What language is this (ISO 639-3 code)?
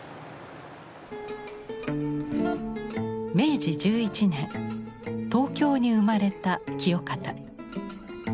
jpn